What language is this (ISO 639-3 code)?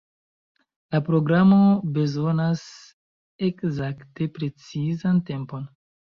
epo